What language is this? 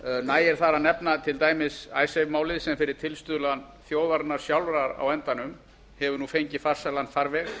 Icelandic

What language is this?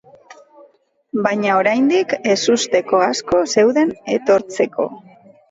Basque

